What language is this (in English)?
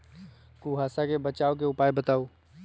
Magahi